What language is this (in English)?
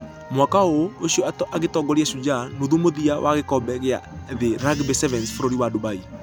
Kikuyu